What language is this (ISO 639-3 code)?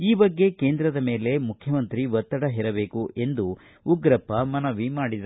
kan